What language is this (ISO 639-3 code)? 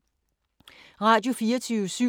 dan